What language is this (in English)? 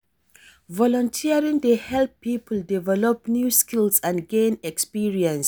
Nigerian Pidgin